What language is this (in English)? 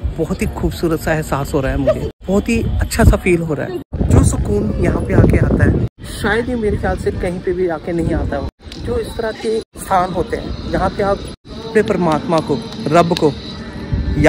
Hindi